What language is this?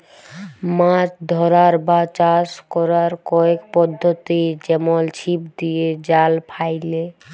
Bangla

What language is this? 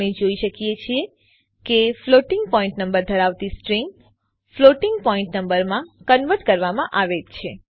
Gujarati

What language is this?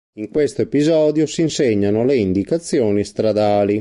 Italian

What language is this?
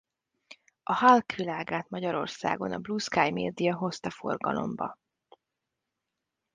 Hungarian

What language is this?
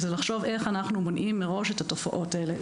Hebrew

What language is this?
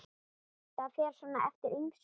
Icelandic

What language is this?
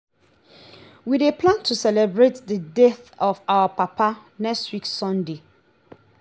Nigerian Pidgin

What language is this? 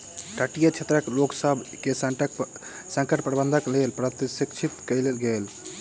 Maithili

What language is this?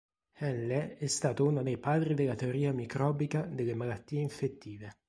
Italian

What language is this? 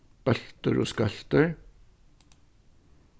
Faroese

